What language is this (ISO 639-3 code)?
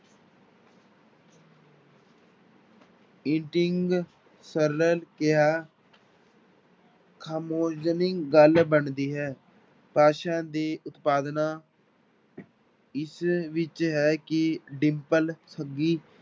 pan